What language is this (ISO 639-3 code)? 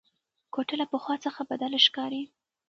pus